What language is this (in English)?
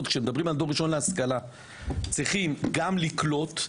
Hebrew